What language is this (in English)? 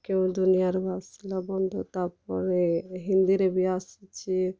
Odia